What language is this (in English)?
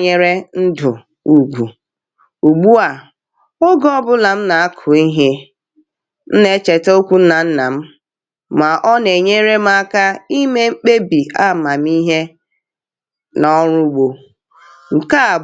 Igbo